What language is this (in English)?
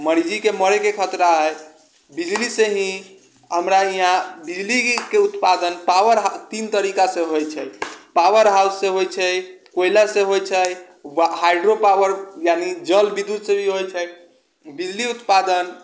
Maithili